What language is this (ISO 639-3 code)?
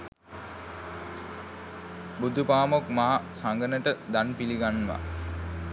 sin